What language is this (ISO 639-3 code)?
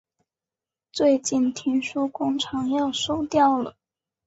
zho